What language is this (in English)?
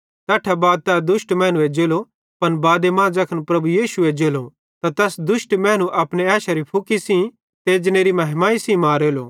Bhadrawahi